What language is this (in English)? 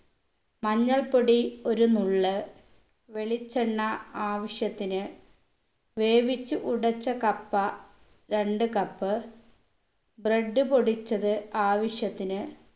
Malayalam